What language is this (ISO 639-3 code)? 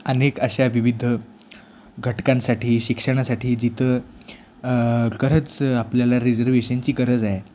mar